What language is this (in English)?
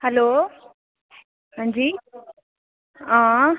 Dogri